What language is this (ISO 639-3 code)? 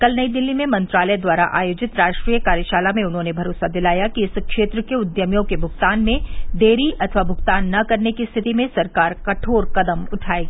hin